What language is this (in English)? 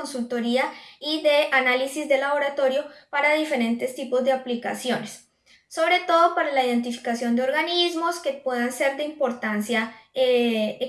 Spanish